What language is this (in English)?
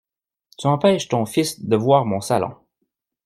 French